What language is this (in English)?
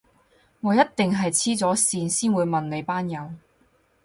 Cantonese